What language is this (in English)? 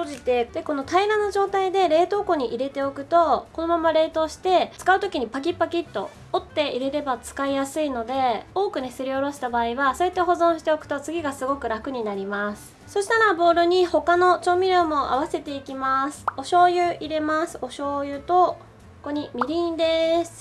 Japanese